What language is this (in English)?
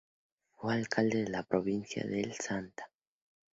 Spanish